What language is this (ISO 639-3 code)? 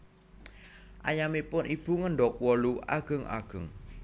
jav